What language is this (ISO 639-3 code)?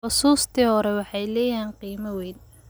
som